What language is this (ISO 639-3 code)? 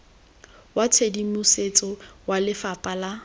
tsn